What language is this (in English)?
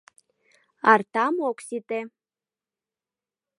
Mari